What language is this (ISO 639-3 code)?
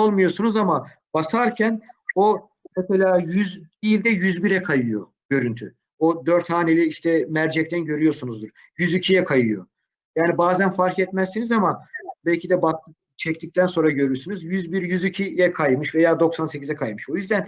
tur